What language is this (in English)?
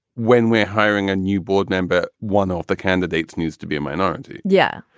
English